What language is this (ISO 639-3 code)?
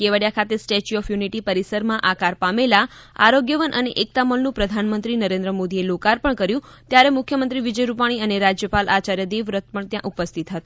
guj